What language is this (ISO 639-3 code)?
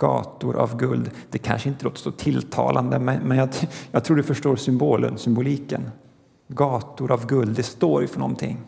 swe